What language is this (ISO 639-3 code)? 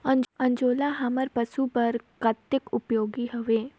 hne